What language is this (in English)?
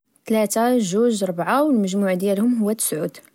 Moroccan Arabic